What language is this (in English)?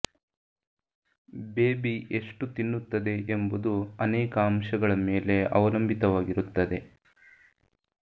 Kannada